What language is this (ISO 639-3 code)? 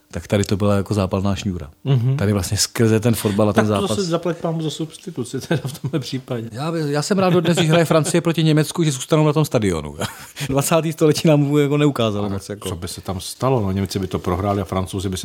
ces